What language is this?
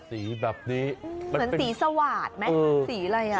Thai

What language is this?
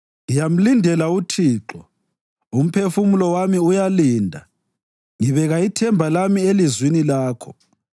North Ndebele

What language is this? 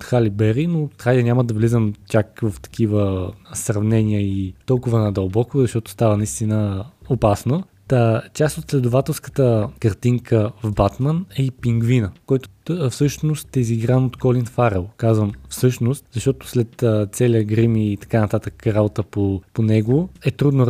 Bulgarian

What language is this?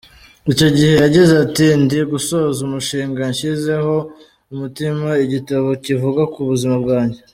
Kinyarwanda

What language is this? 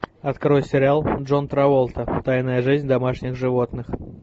Russian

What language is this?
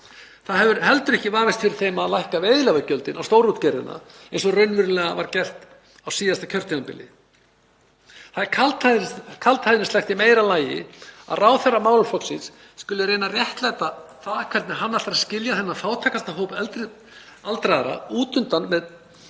Icelandic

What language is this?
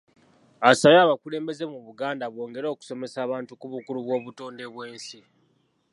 Ganda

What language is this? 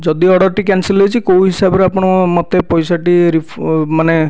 Odia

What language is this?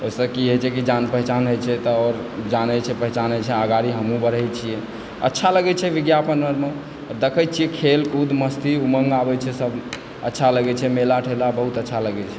Maithili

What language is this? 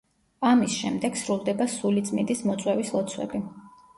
Georgian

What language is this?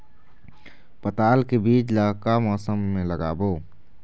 Chhattisgarhi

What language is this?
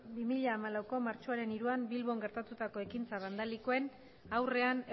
Basque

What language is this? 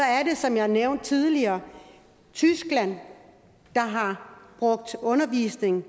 Danish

